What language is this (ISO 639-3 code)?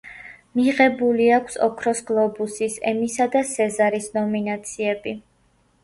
kat